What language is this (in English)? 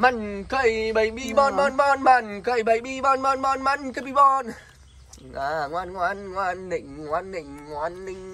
Vietnamese